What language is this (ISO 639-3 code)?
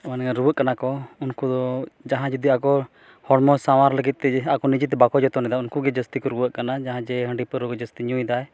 sat